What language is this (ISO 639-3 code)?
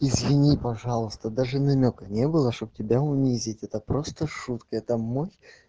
rus